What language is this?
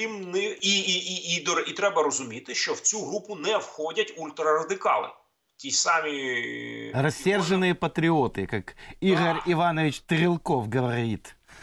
Ukrainian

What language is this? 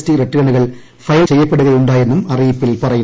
Malayalam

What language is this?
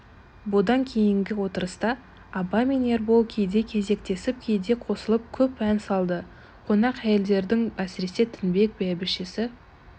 Kazakh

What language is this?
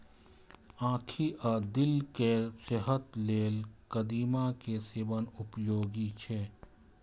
Maithili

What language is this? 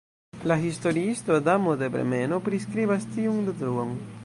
Esperanto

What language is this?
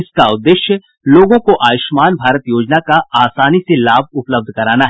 Hindi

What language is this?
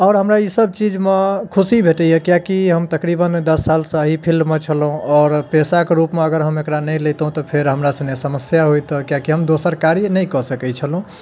Maithili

